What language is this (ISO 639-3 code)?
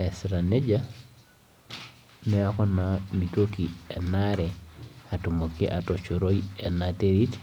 mas